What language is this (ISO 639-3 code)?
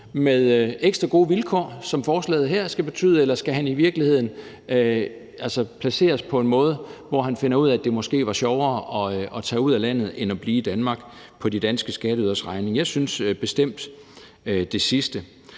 dan